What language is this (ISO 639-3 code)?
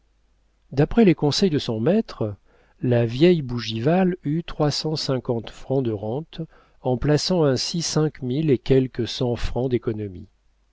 fra